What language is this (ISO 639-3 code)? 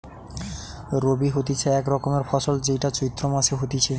ben